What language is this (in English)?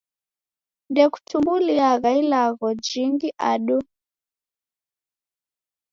Taita